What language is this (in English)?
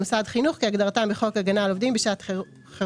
Hebrew